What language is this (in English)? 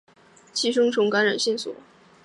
Chinese